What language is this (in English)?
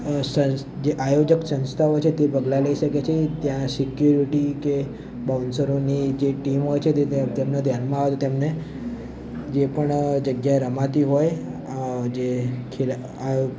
Gujarati